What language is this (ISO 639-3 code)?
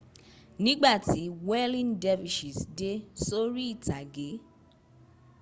yor